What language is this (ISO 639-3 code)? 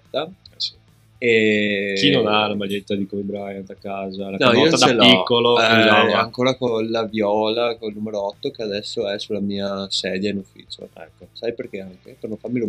ita